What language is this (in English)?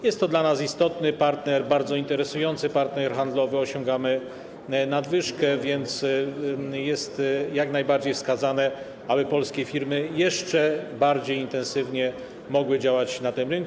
Polish